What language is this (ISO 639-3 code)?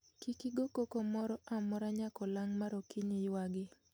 luo